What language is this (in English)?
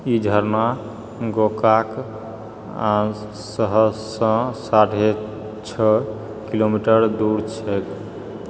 Maithili